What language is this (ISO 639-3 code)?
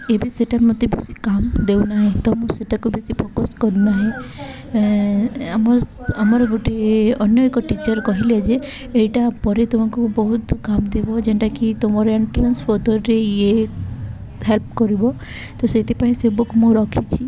ori